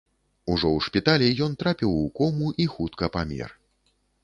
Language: Belarusian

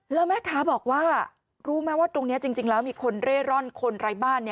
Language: Thai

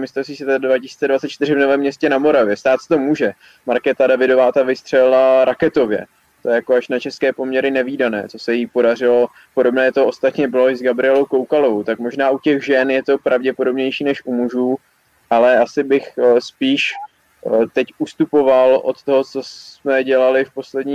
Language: Czech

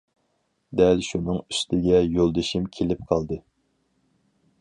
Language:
Uyghur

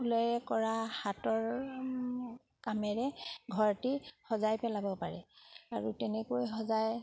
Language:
Assamese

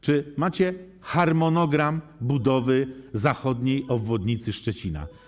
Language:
Polish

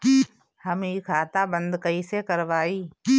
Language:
Bhojpuri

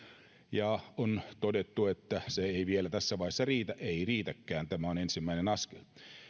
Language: Finnish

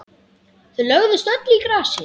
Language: Icelandic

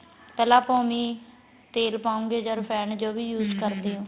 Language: Punjabi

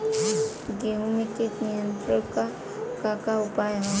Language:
Bhojpuri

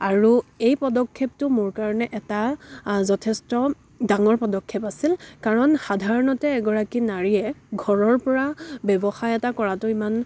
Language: Assamese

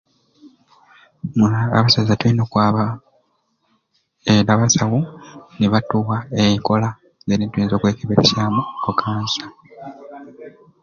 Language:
Ruuli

